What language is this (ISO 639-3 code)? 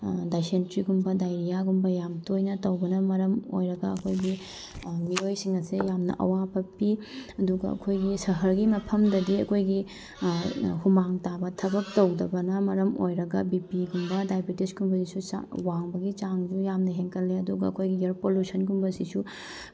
mni